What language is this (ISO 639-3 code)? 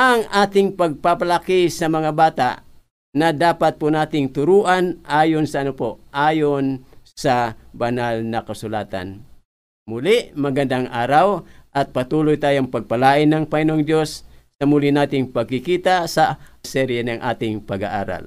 fil